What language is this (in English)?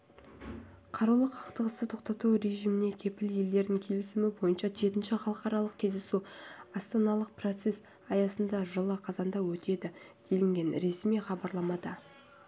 Kazakh